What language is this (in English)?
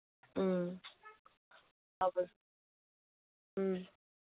Manipuri